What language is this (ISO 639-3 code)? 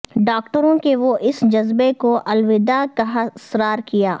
urd